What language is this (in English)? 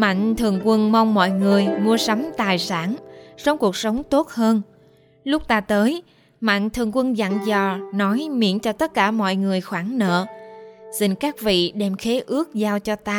Vietnamese